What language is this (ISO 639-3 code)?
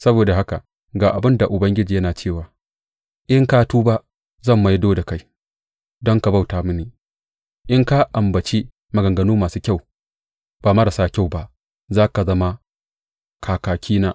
hau